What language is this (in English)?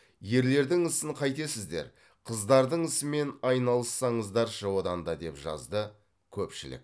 Kazakh